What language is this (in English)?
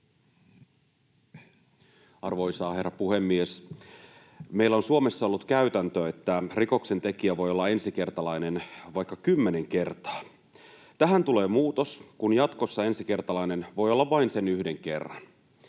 Finnish